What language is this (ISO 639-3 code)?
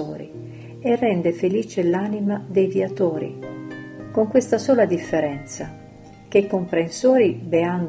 ita